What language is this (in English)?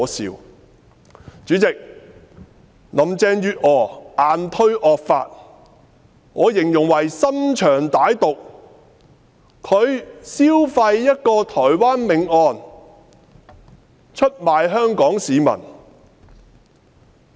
Cantonese